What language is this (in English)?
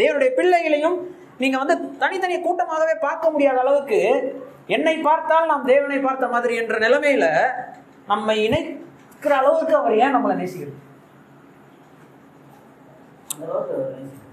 Tamil